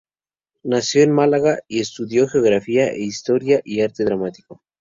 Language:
Spanish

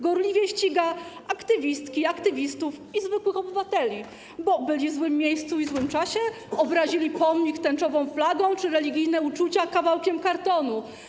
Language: Polish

